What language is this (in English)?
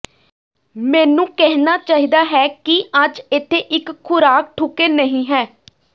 Punjabi